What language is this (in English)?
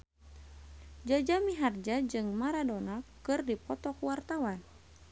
Sundanese